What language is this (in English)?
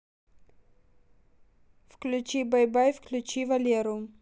Russian